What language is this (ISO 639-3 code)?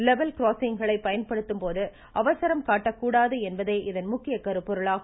tam